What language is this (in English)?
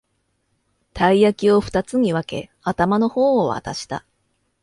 Japanese